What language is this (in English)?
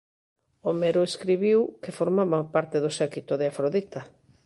Galician